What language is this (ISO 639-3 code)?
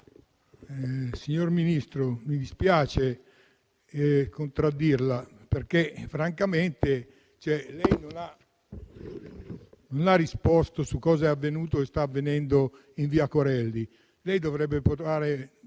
ita